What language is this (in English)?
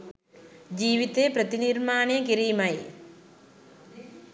Sinhala